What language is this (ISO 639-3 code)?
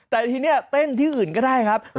tha